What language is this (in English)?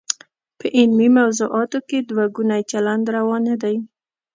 Pashto